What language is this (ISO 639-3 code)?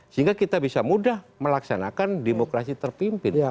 ind